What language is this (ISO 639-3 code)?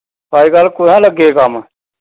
doi